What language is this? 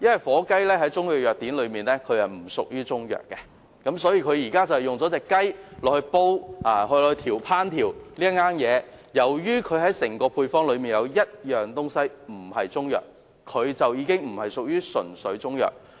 Cantonese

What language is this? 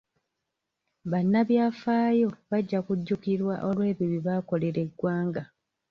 Ganda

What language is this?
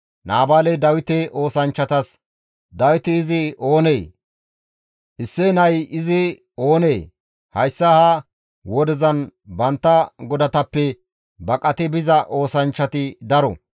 Gamo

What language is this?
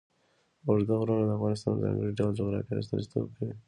Pashto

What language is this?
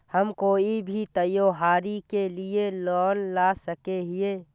Magahi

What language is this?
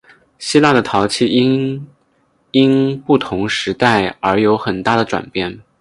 Chinese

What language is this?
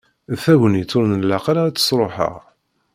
Kabyle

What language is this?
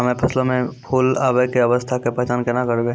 Maithili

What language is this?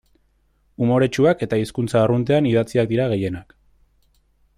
Basque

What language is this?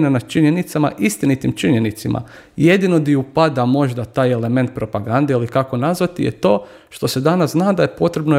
Croatian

